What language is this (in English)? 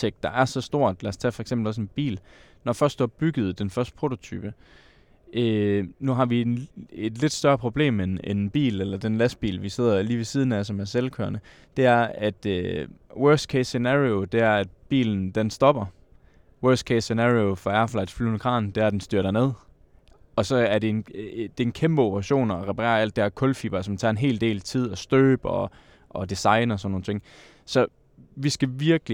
Danish